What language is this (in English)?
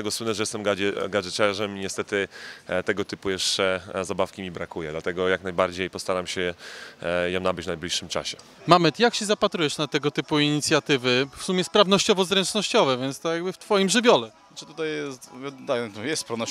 Polish